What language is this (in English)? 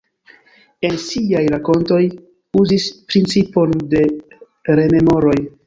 Esperanto